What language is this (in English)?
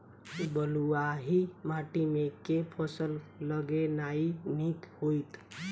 Maithili